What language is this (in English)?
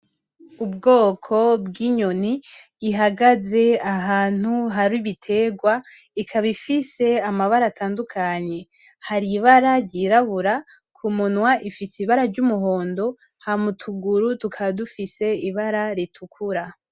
Rundi